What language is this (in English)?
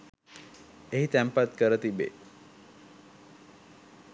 Sinhala